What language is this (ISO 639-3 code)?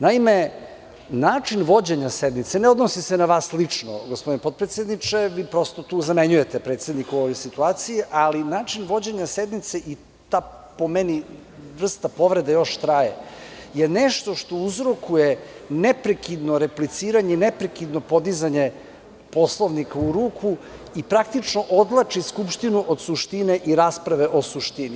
srp